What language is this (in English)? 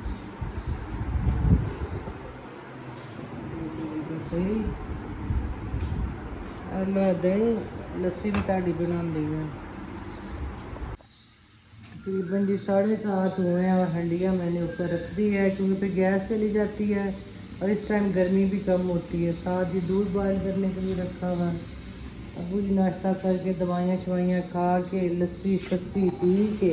Punjabi